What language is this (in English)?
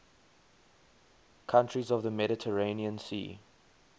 English